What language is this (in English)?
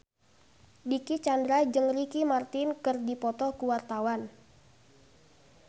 Sundanese